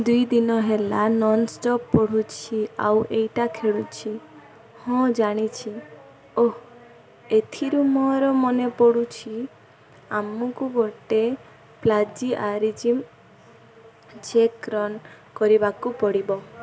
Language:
Odia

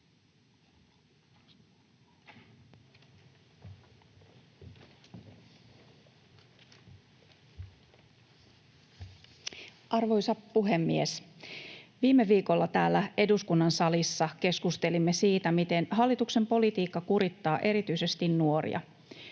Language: Finnish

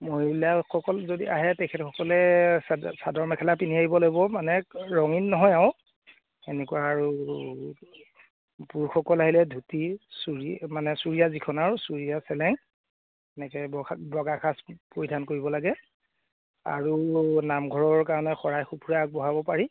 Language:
Assamese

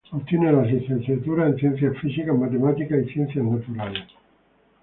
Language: Spanish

